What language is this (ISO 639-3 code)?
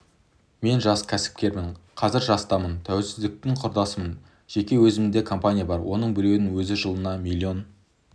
kaz